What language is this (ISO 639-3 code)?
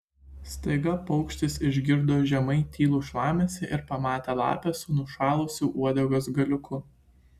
lit